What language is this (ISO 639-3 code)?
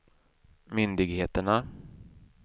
swe